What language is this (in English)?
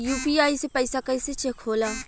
Bhojpuri